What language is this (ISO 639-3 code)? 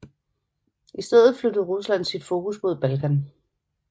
dan